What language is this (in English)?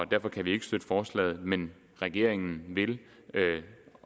Danish